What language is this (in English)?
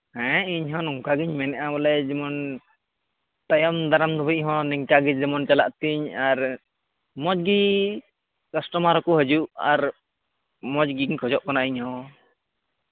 Santali